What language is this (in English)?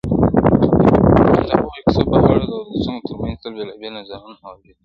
Pashto